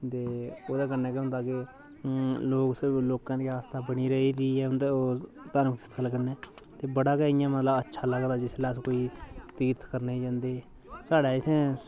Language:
Dogri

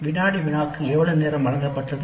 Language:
Tamil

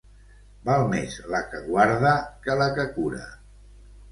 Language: Catalan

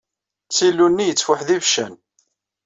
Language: Kabyle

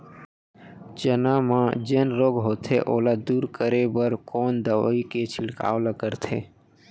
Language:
Chhattisgarhi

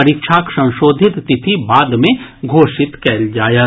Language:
Maithili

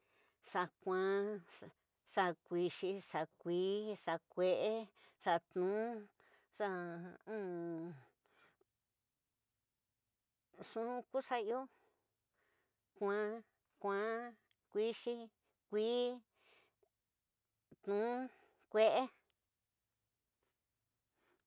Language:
Tidaá Mixtec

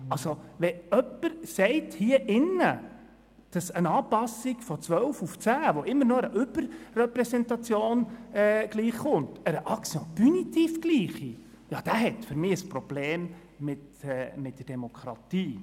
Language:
Swiss German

